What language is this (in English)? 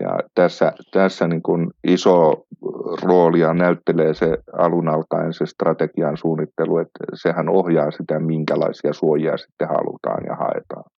Finnish